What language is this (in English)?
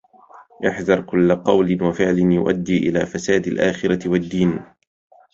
Arabic